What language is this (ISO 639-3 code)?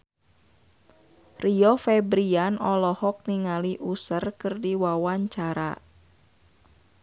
sun